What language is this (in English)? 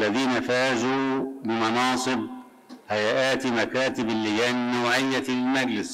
Arabic